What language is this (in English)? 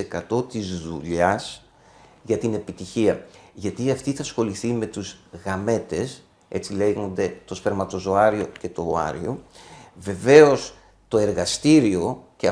Greek